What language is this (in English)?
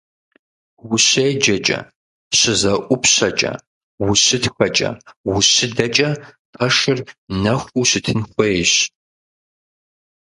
Kabardian